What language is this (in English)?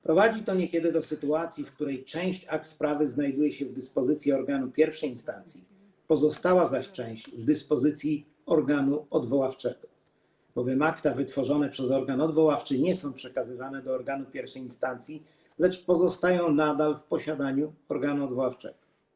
Polish